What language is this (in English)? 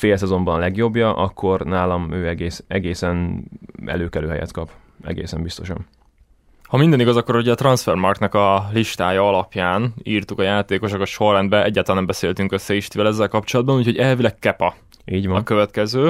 Hungarian